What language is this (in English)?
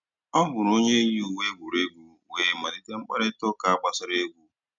Igbo